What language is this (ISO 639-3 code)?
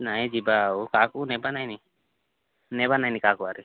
ori